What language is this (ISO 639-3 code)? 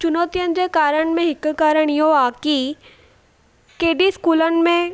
snd